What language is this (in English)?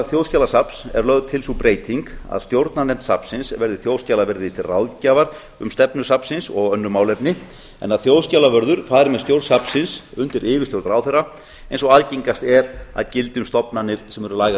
Icelandic